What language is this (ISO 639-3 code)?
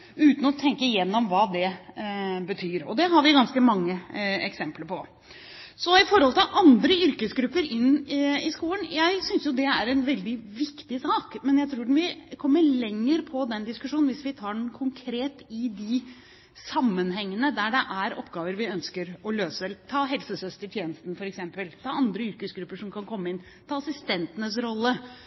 nob